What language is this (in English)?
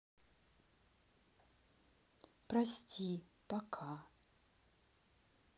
Russian